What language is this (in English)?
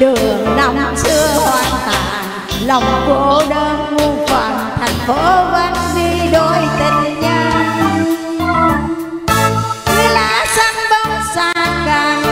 Thai